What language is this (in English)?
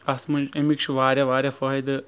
Kashmiri